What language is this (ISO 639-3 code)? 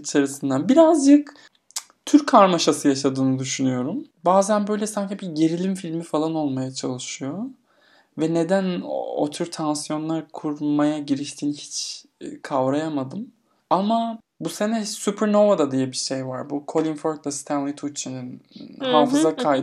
tur